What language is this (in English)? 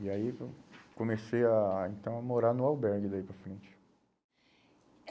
Portuguese